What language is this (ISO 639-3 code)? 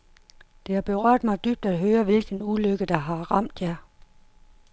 dan